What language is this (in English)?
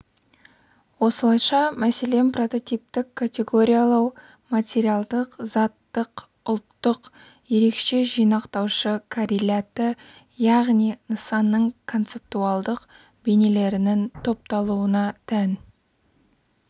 Kazakh